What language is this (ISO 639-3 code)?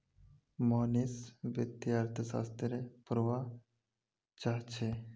mag